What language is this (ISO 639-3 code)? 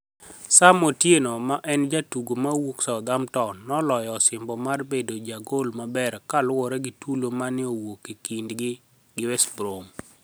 luo